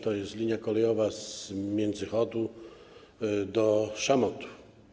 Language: Polish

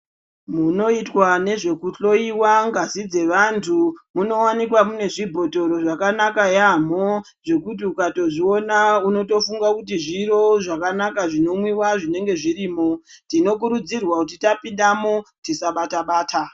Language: Ndau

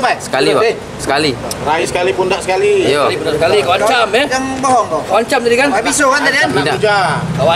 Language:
Indonesian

